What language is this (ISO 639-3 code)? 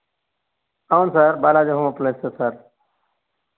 tel